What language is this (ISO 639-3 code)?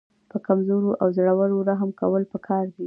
pus